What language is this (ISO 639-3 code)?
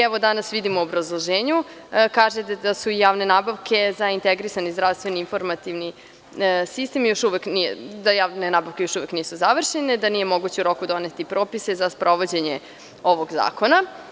srp